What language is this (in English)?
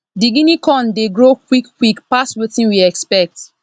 Nigerian Pidgin